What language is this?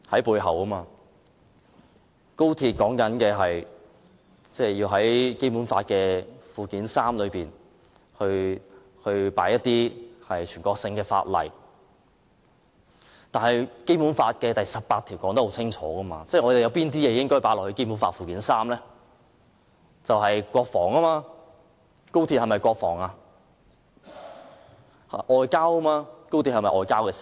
Cantonese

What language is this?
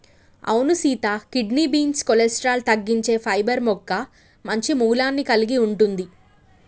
Telugu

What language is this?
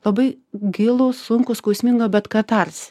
Lithuanian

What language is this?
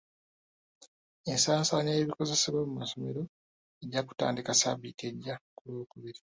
Ganda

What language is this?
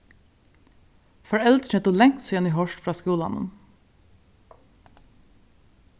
Faroese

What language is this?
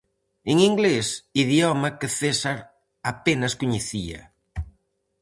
Galician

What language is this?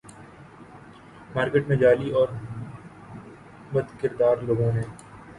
Urdu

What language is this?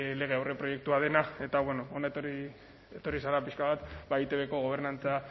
Basque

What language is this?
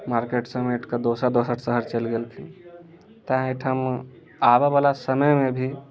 Maithili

